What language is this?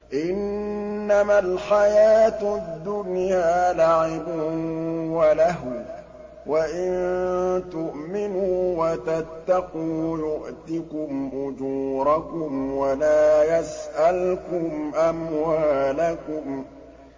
Arabic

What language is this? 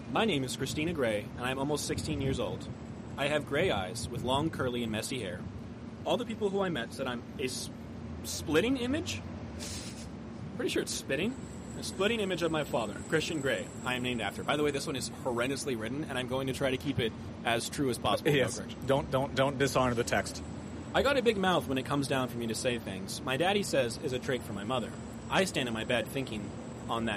English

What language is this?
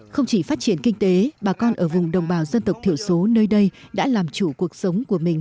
Vietnamese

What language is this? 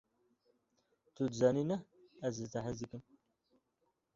Kurdish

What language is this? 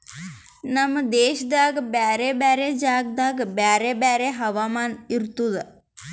Kannada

